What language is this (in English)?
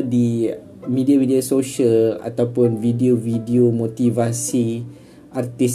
Malay